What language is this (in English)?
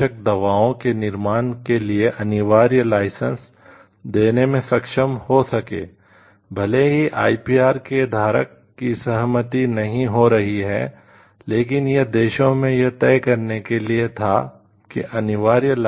Hindi